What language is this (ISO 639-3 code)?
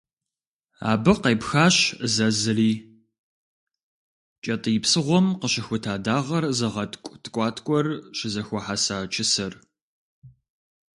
kbd